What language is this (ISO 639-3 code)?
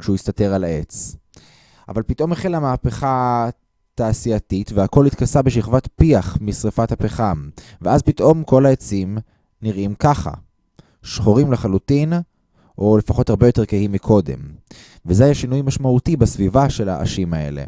heb